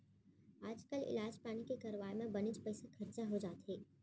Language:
Chhattisgarhi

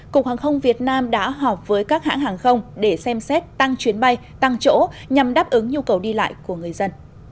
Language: Vietnamese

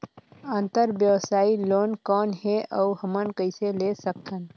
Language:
Chhattisgarhi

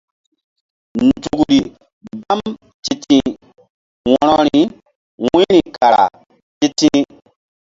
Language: Mbum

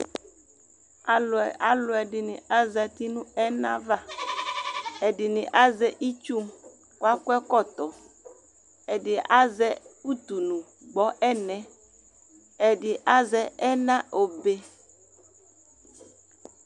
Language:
Ikposo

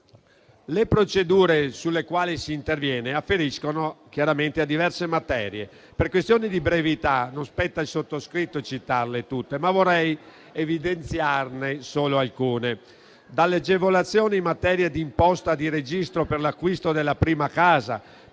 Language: Italian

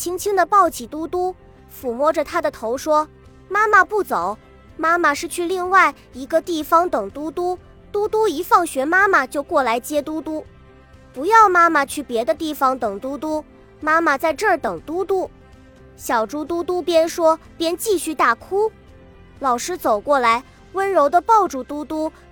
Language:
Chinese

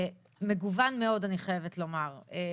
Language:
Hebrew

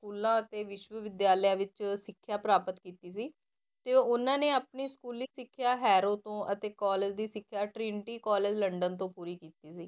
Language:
Punjabi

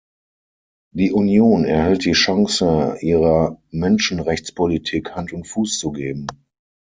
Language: German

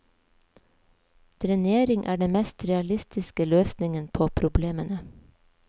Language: Norwegian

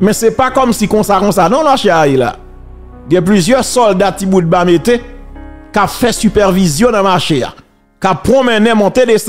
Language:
French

